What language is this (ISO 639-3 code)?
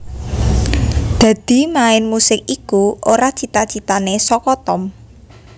jav